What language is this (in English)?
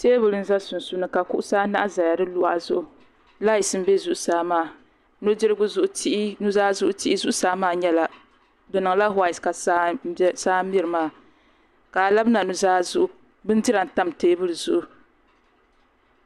Dagbani